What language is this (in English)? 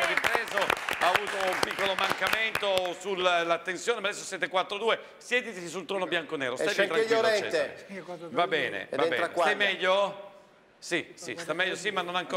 Italian